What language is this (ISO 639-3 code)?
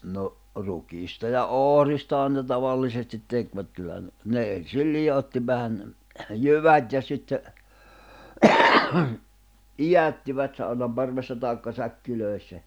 fin